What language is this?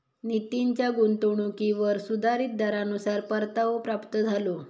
Marathi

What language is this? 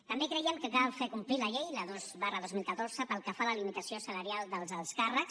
Catalan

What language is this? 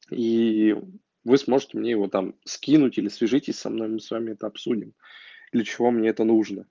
Russian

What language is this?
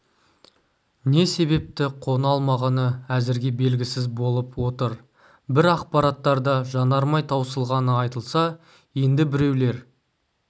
Kazakh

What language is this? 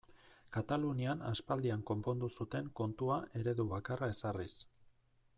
Basque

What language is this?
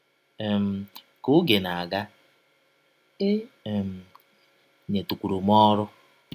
Igbo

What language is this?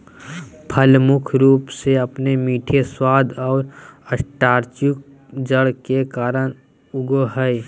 Magahi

